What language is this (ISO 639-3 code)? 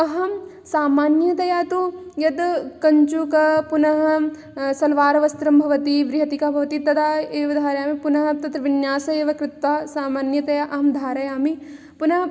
san